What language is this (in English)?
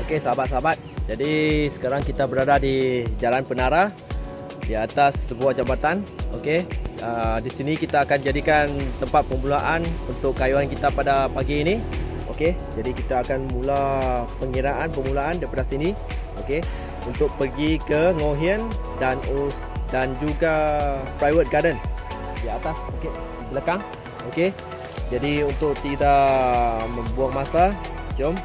Malay